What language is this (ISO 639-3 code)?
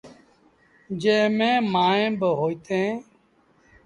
sbn